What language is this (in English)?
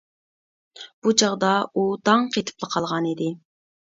Uyghur